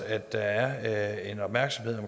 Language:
Danish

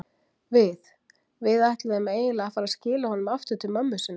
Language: Icelandic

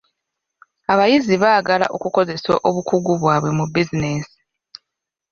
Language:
Ganda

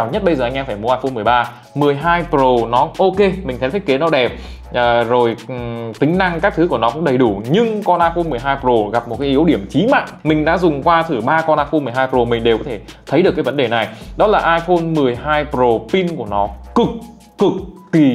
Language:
Vietnamese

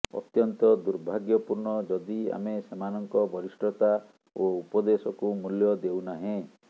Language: Odia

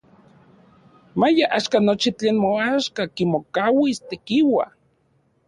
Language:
Central Puebla Nahuatl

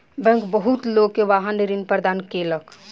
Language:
Maithili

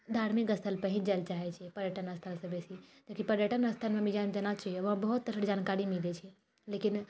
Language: Maithili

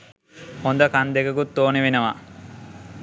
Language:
Sinhala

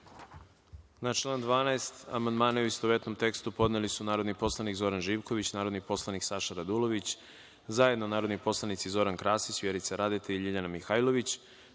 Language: Serbian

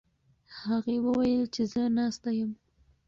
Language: Pashto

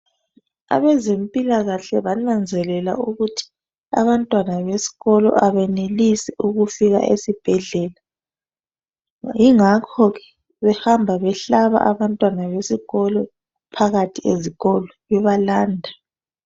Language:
North Ndebele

